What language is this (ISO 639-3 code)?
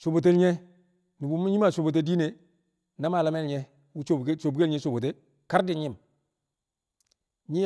kcq